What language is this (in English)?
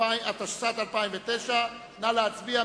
Hebrew